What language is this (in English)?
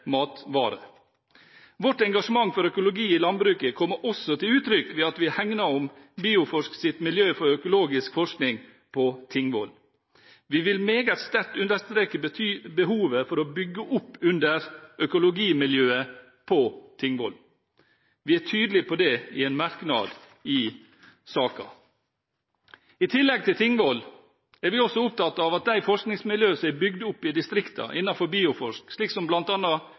Norwegian Bokmål